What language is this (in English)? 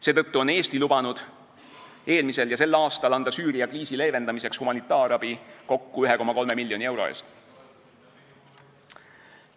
Estonian